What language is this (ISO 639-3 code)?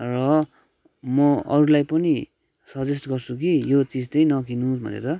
nep